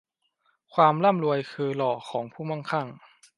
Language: Thai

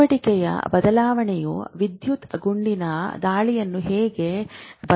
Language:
Kannada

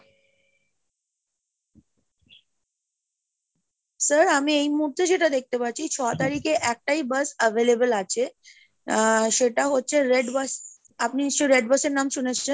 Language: Bangla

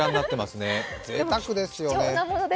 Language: Japanese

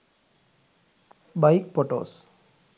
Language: Sinhala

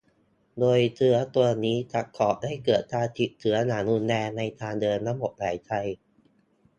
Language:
Thai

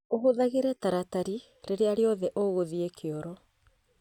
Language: Kikuyu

